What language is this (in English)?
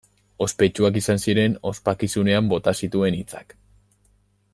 Basque